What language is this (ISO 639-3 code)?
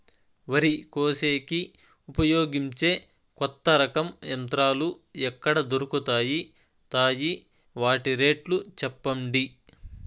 tel